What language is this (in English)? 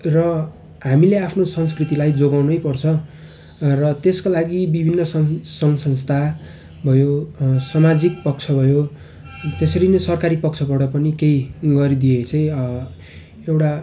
Nepali